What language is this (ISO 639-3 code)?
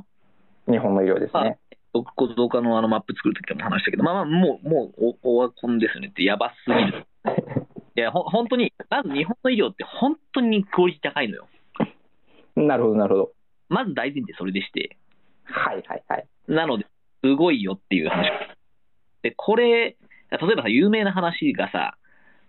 jpn